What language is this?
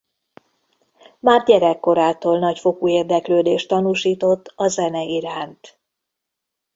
Hungarian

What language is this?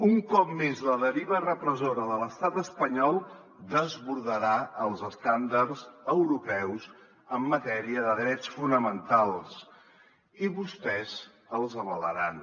Catalan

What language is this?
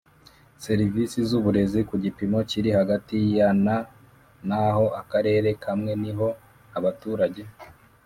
Kinyarwanda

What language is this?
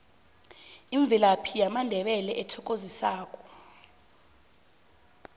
South Ndebele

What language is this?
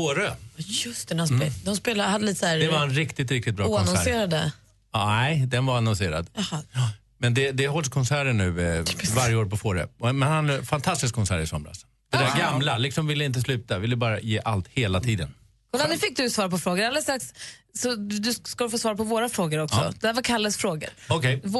Swedish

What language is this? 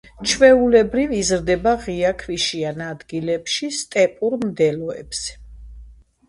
Georgian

